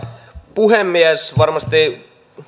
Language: Finnish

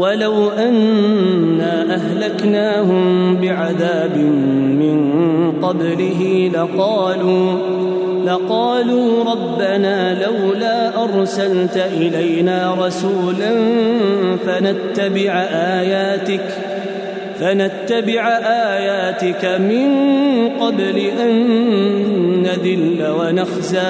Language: Arabic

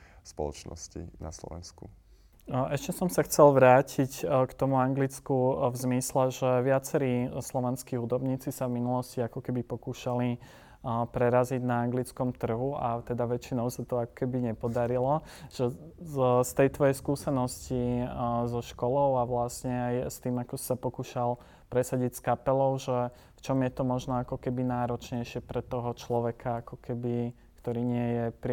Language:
Slovak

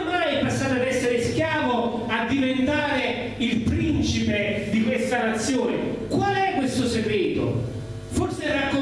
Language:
Italian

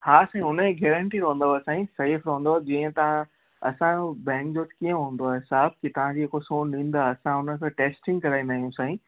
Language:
Sindhi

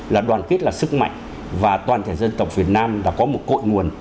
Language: Vietnamese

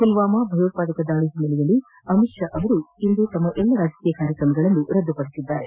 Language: Kannada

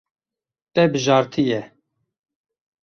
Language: Kurdish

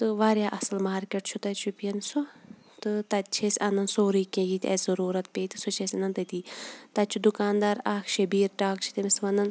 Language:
Kashmiri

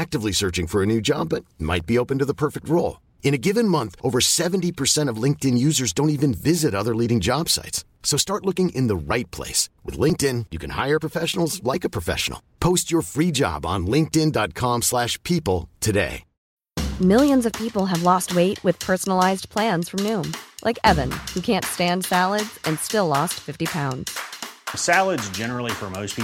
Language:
Filipino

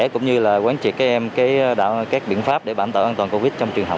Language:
Vietnamese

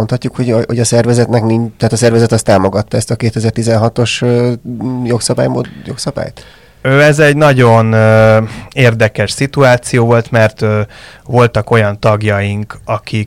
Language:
Hungarian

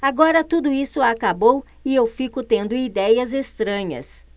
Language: Portuguese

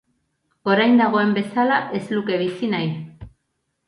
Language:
Basque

